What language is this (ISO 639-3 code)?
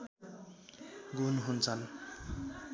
nep